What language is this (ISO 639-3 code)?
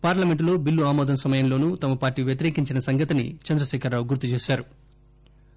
tel